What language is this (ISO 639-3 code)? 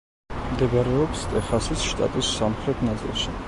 kat